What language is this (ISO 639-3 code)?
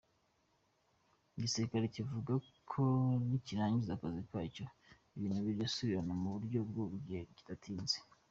kin